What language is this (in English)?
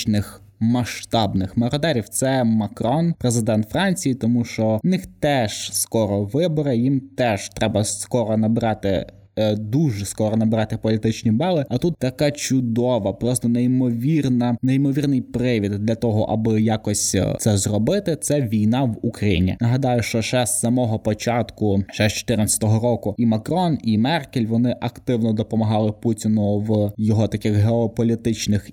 Ukrainian